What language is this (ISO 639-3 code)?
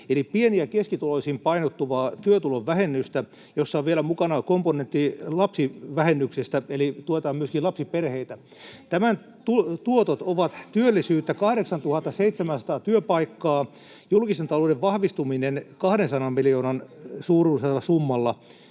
fin